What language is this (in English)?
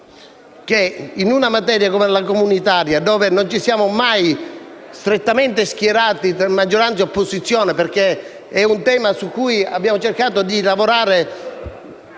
Italian